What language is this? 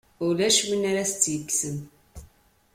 Kabyle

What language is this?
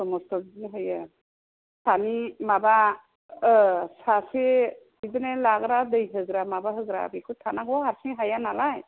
Bodo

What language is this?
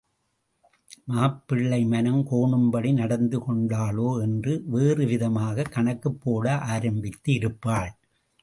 Tamil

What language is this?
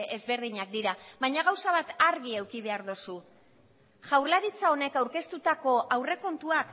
Basque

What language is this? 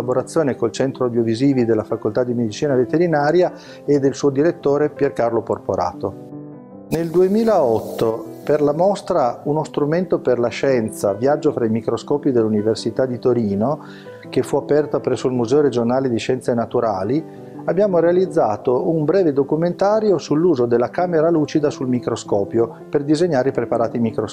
Italian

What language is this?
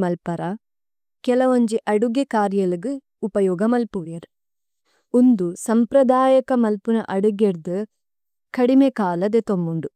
Tulu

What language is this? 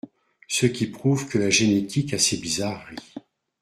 French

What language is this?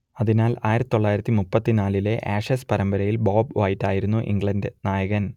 Malayalam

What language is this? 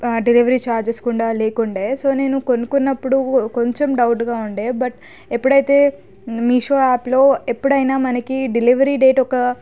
Telugu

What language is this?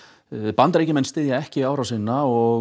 Icelandic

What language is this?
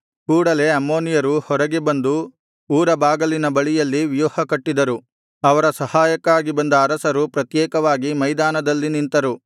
Kannada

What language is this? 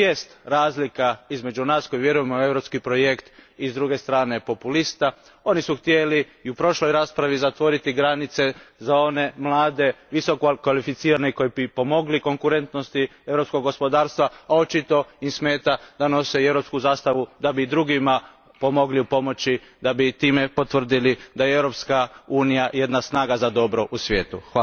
Croatian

